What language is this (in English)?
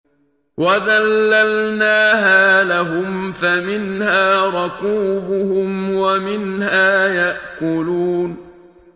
Arabic